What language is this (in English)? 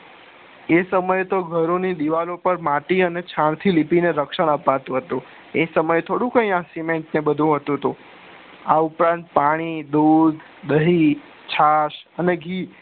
Gujarati